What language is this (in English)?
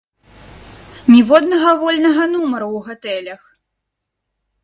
Belarusian